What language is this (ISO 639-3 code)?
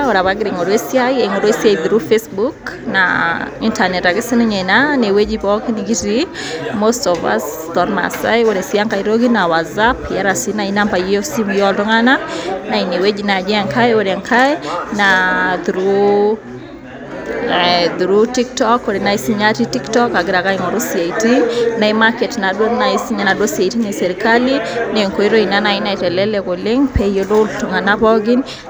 mas